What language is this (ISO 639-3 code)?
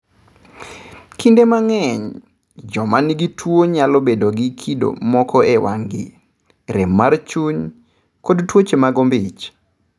luo